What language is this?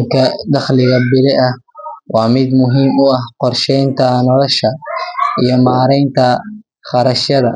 Somali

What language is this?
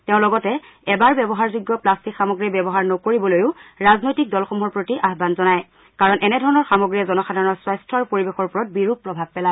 Assamese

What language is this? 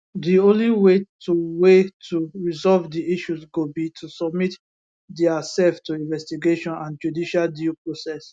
Nigerian Pidgin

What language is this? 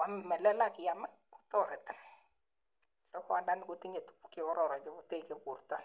Kalenjin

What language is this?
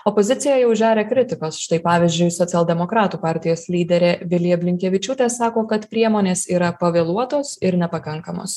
Lithuanian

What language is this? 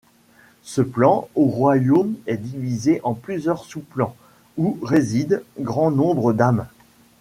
French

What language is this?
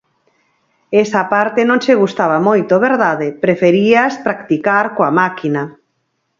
Galician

